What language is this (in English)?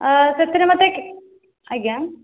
Odia